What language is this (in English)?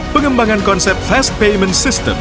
Indonesian